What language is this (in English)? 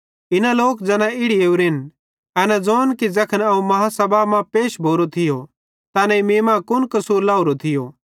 Bhadrawahi